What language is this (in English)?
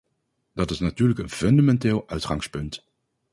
Dutch